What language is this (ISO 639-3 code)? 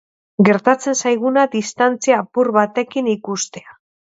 eus